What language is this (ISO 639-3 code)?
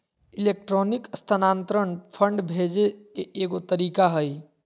mag